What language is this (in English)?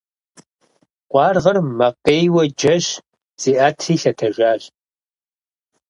Kabardian